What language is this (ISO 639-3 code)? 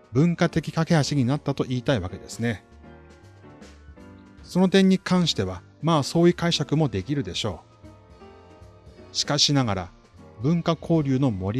jpn